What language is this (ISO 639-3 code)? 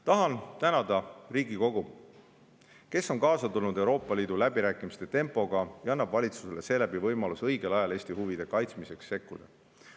est